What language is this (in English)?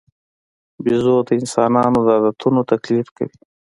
Pashto